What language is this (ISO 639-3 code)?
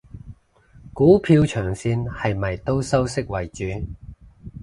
yue